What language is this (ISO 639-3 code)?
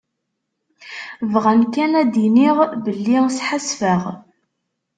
kab